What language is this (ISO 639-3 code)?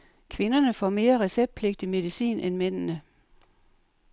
dan